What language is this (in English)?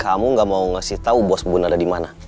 Indonesian